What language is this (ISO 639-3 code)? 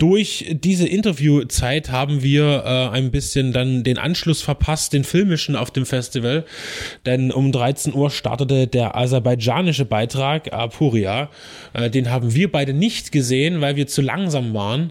deu